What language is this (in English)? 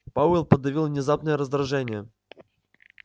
Russian